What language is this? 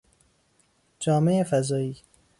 Persian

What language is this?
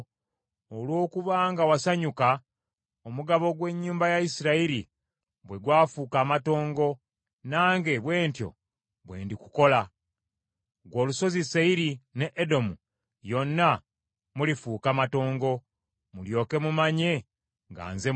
Ganda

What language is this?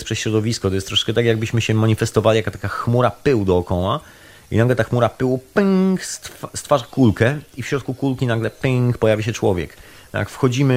Polish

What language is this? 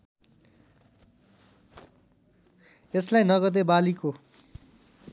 Nepali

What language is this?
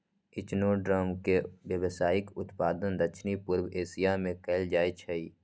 Magahi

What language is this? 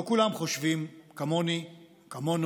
Hebrew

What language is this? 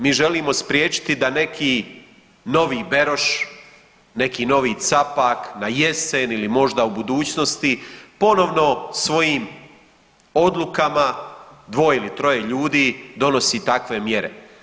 Croatian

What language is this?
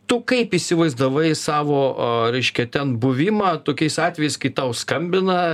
Lithuanian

